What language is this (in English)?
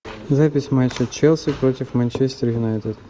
Russian